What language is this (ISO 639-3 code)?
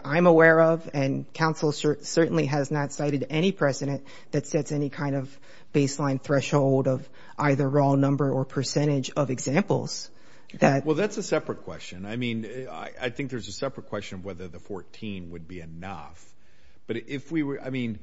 eng